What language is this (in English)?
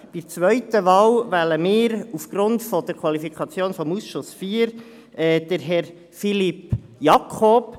Swiss German